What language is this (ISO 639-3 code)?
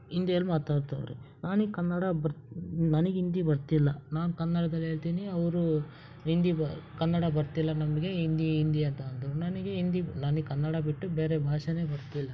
kan